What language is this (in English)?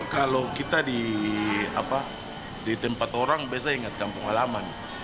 Indonesian